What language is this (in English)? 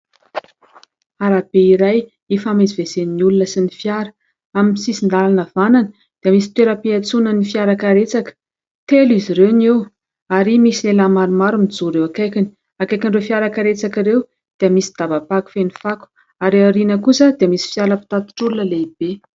Malagasy